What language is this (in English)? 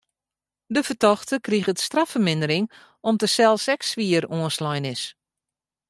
Western Frisian